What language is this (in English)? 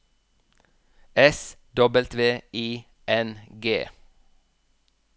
Norwegian